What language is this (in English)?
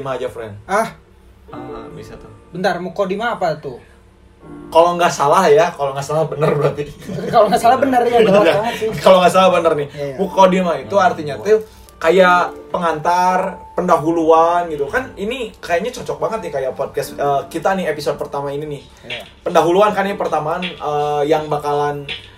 Indonesian